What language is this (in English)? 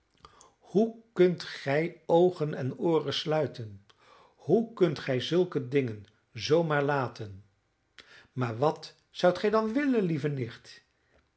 Dutch